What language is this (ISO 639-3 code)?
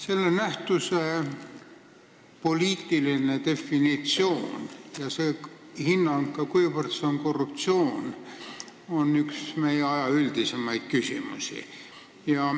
est